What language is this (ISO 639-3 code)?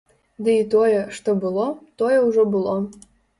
bel